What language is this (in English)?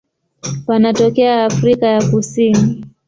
Swahili